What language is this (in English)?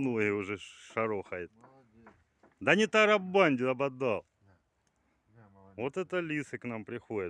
Russian